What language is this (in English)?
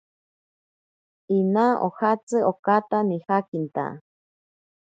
Ashéninka Perené